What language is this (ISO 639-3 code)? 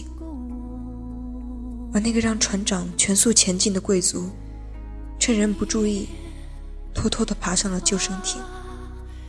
zho